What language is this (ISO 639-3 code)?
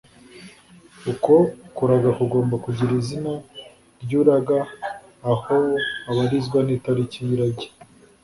kin